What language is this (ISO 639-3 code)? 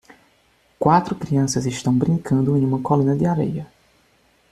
por